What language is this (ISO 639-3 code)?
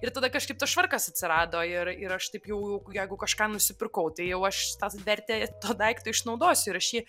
lit